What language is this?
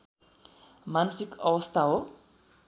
Nepali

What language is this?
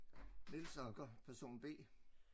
Danish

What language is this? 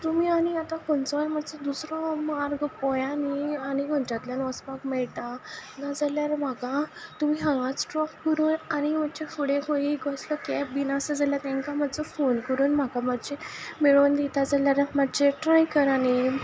Konkani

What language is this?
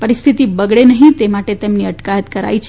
Gujarati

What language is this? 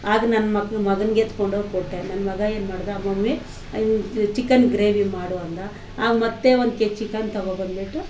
Kannada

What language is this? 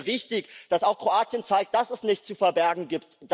German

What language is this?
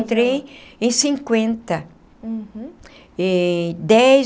Portuguese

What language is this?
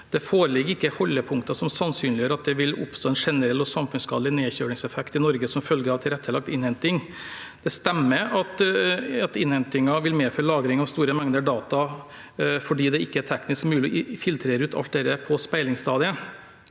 Norwegian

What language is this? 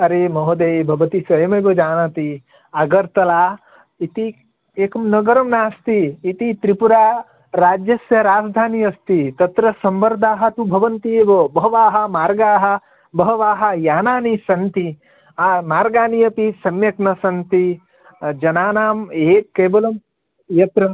Sanskrit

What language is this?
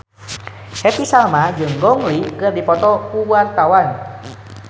Sundanese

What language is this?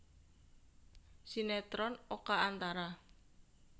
Javanese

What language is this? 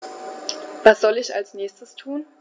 German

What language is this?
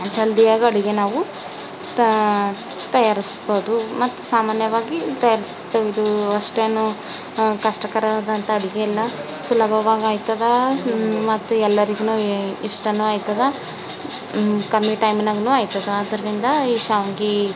Kannada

